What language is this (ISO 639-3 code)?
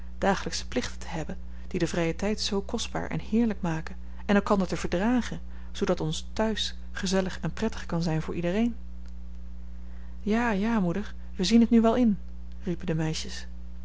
nld